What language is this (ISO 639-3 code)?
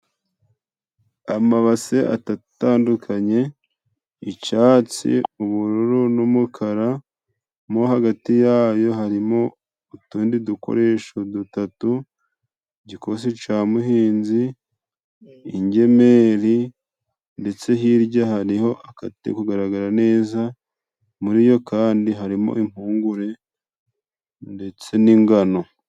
kin